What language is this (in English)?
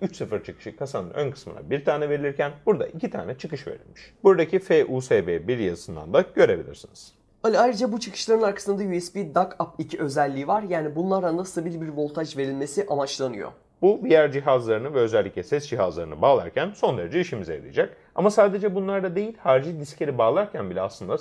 Turkish